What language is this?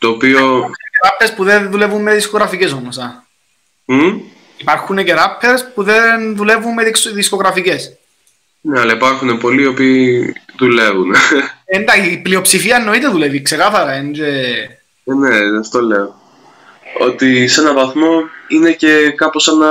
Greek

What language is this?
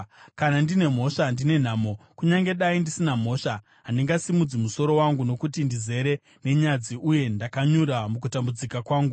Shona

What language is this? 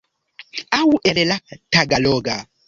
Esperanto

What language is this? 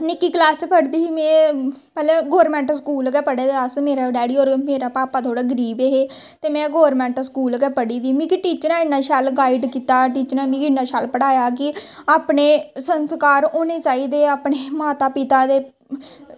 Dogri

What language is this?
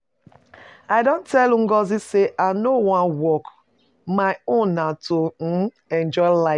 Nigerian Pidgin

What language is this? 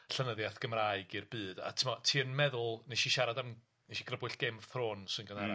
Welsh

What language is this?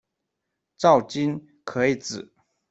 Chinese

